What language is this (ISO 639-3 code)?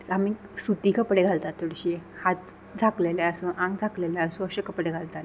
kok